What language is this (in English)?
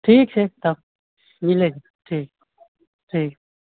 Maithili